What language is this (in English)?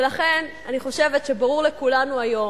Hebrew